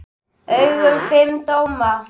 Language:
Icelandic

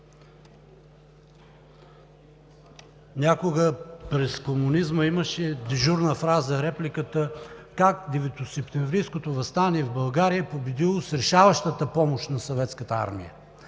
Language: Bulgarian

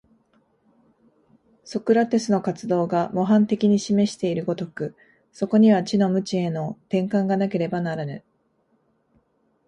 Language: Japanese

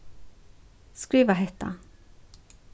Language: Faroese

